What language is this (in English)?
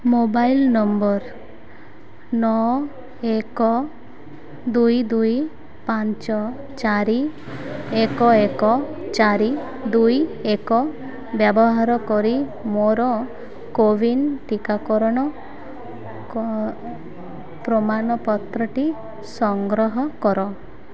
Odia